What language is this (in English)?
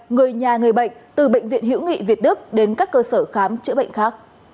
Vietnamese